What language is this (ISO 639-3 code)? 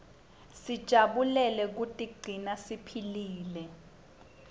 ssw